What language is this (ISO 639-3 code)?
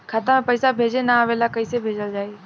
bho